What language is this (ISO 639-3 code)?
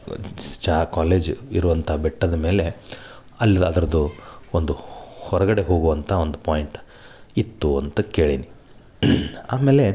kan